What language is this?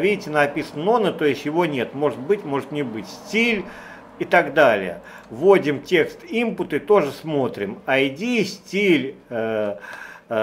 Russian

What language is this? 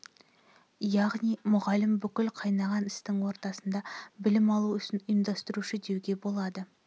Kazakh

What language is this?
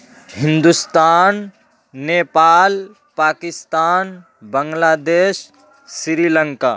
Urdu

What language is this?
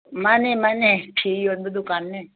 Manipuri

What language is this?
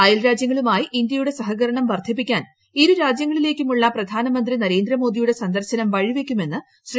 Malayalam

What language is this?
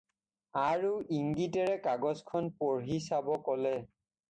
Assamese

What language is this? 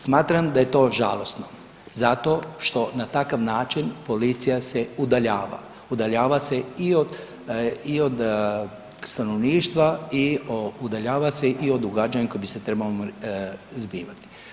Croatian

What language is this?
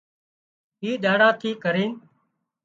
Wadiyara Koli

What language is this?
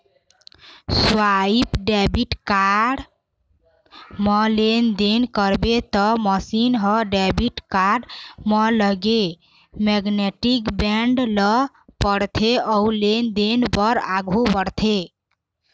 Chhattisgarhi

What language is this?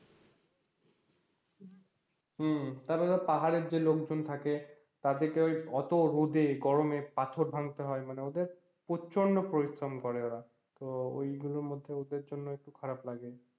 Bangla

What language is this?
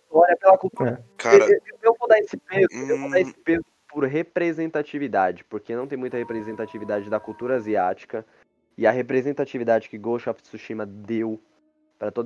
Portuguese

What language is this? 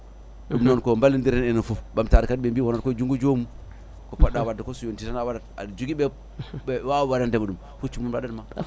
Fula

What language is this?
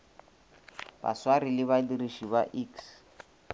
Northern Sotho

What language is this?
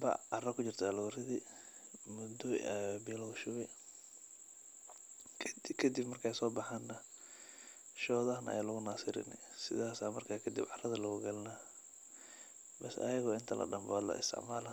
Somali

